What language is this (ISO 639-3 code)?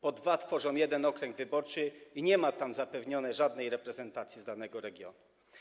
pol